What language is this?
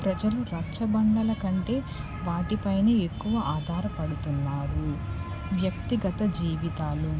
Telugu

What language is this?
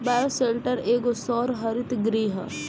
Bhojpuri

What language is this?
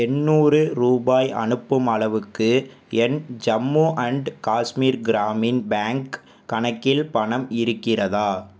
Tamil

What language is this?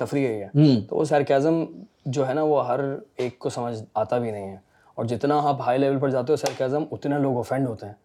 Urdu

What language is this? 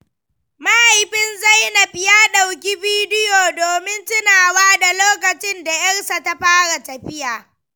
Hausa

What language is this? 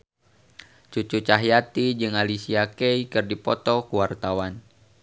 Sundanese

